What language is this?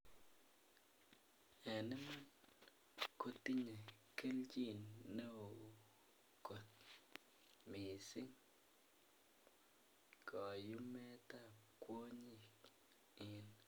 Kalenjin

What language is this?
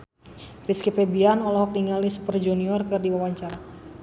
Sundanese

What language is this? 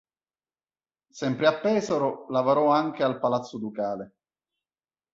Italian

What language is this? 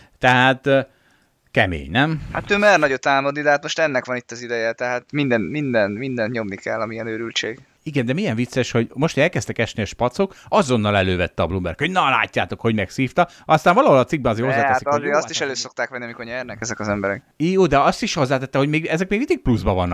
Hungarian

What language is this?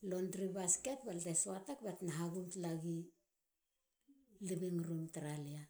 Halia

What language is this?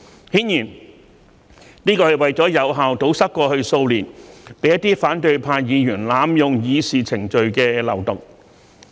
Cantonese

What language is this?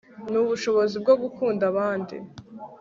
Kinyarwanda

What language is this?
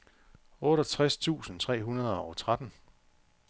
Danish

